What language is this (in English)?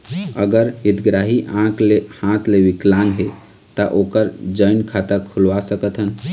Chhattisgarhi